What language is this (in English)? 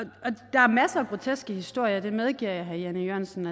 Danish